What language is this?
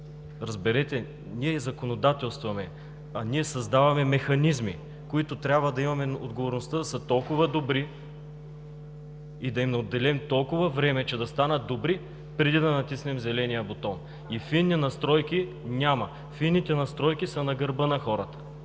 Bulgarian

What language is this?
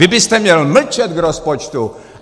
Czech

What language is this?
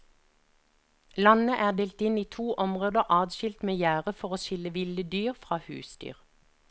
Norwegian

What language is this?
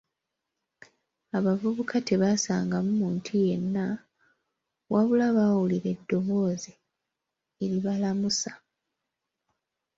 Ganda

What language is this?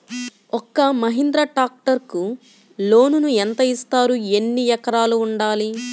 Telugu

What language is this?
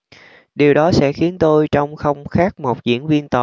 Vietnamese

